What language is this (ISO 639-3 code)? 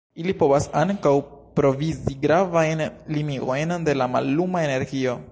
epo